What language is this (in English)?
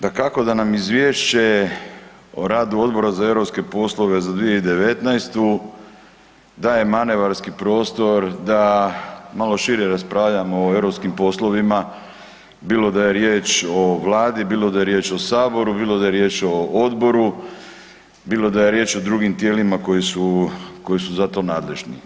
Croatian